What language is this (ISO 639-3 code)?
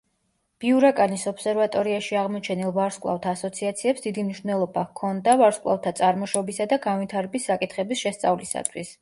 kat